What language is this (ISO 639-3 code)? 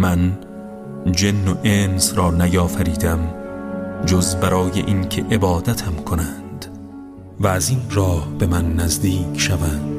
fas